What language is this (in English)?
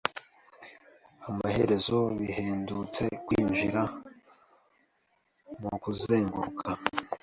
Kinyarwanda